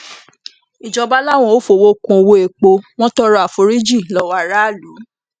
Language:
Yoruba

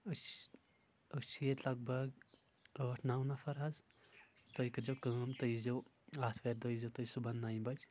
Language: Kashmiri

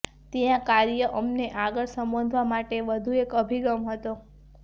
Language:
Gujarati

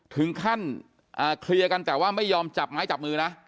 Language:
Thai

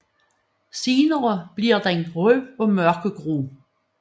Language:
Danish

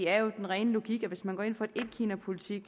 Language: Danish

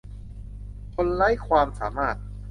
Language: Thai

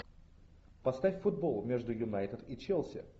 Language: Russian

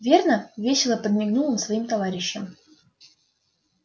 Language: Russian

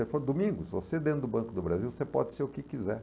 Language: Portuguese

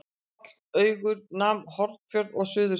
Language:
Icelandic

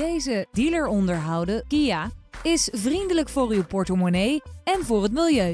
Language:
Dutch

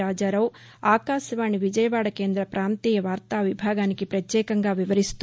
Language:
Telugu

